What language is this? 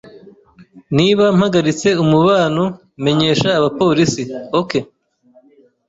Kinyarwanda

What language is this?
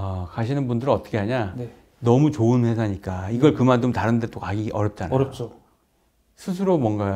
Korean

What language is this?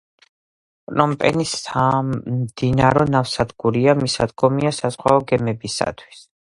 Georgian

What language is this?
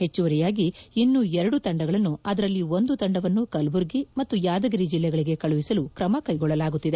Kannada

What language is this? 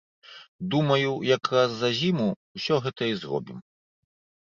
Belarusian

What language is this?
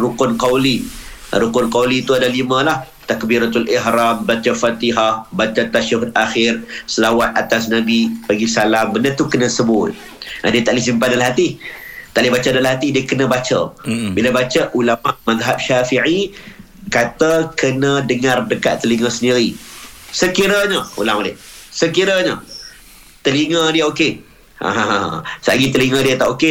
Malay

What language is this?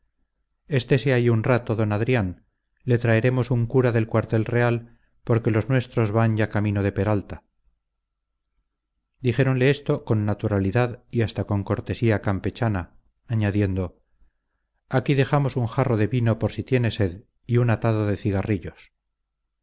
Spanish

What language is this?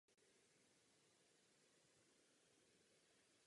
Czech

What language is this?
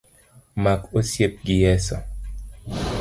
Luo (Kenya and Tanzania)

